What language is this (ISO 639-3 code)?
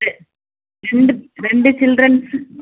tam